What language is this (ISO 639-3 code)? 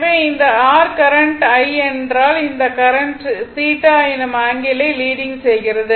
tam